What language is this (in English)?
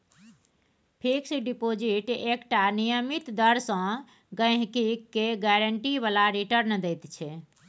Maithili